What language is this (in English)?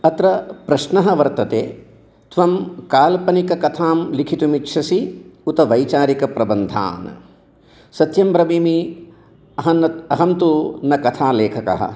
Sanskrit